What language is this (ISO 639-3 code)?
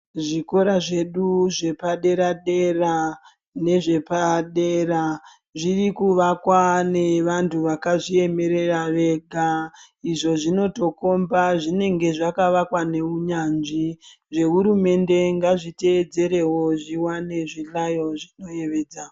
ndc